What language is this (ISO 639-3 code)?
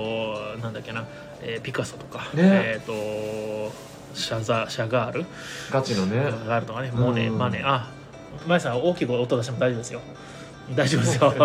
jpn